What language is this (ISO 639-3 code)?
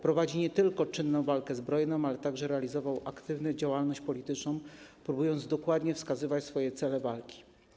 pol